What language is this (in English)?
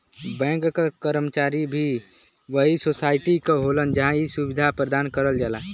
Bhojpuri